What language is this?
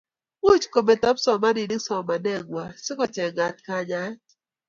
Kalenjin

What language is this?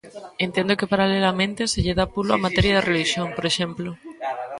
Galician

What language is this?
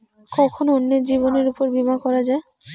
Bangla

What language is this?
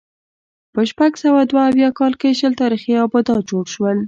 Pashto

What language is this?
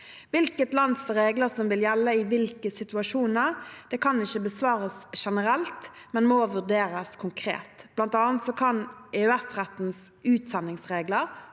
Norwegian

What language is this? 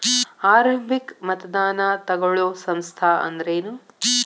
Kannada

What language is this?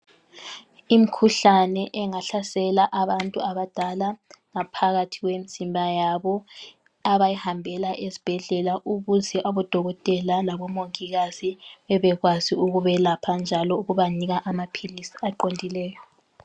North Ndebele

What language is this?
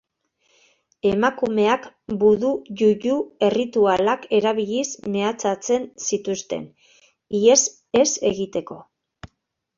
Basque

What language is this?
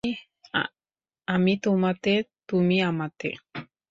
Bangla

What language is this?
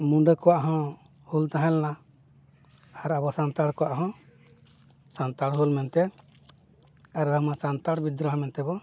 Santali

